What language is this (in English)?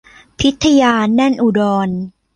Thai